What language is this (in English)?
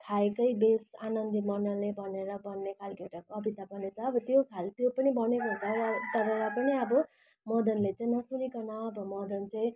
Nepali